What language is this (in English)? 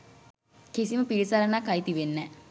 Sinhala